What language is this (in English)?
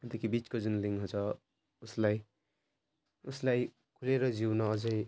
Nepali